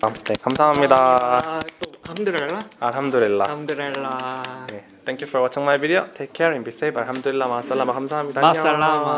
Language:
Korean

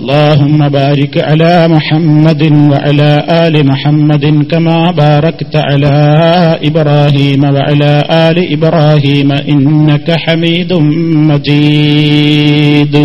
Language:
Malayalam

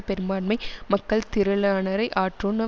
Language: Tamil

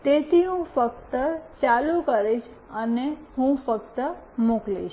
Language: Gujarati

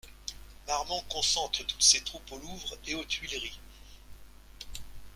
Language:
French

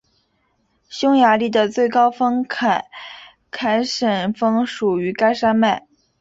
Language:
Chinese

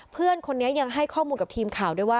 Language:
Thai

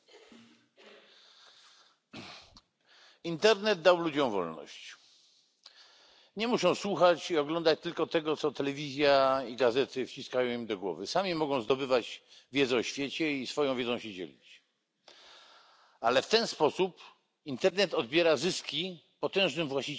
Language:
Polish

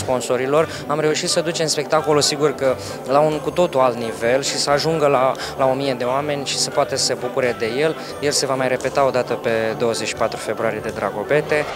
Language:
Romanian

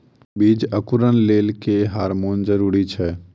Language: Maithili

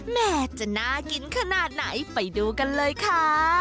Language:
Thai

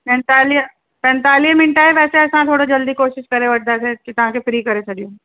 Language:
Sindhi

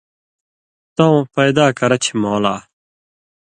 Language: Indus Kohistani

